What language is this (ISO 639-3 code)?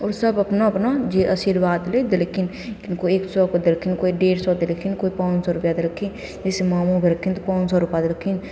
mai